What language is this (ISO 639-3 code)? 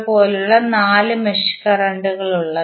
mal